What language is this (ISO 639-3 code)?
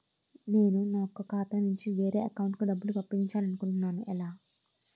tel